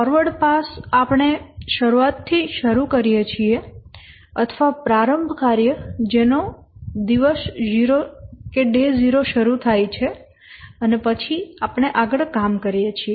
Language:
Gujarati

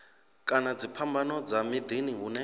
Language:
Venda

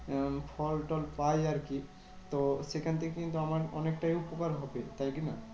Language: Bangla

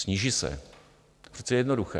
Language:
Czech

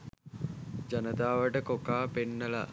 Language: Sinhala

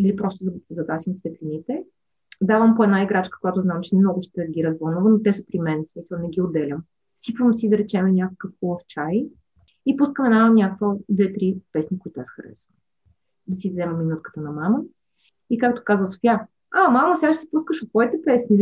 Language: Bulgarian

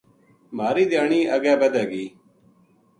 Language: Gujari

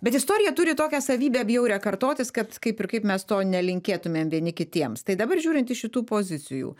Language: Lithuanian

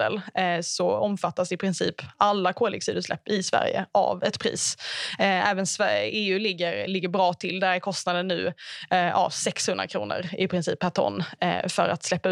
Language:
Swedish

